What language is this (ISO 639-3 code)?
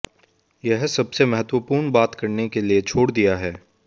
hin